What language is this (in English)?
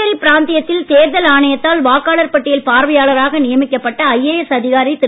Tamil